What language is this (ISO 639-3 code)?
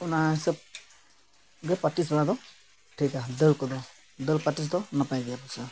sat